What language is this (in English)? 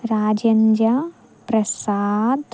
Telugu